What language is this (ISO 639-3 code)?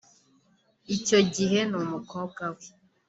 kin